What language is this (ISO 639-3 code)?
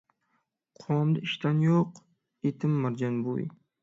uig